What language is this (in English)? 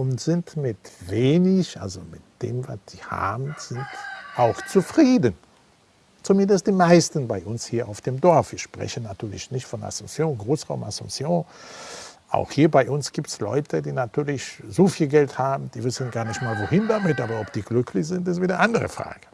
German